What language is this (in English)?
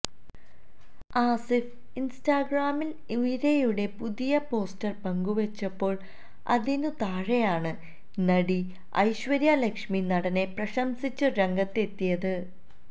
Malayalam